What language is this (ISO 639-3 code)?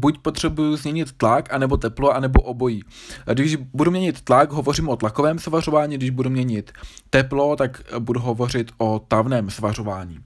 ces